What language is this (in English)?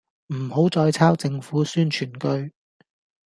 Cantonese